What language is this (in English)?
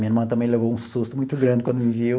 Portuguese